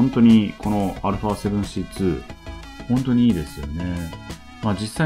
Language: Japanese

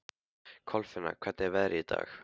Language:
Icelandic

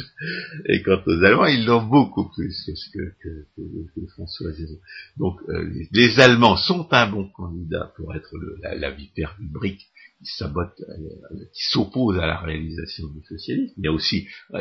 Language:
French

